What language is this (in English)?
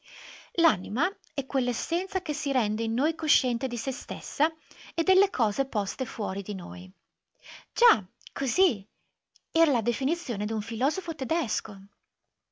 Italian